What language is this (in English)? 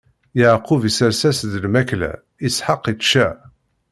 Kabyle